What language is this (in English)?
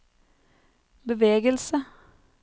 Norwegian